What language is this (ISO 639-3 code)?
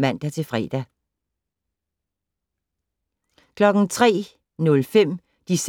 dan